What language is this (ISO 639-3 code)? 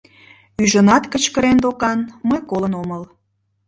chm